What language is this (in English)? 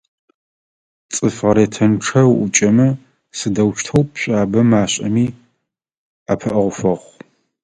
Adyghe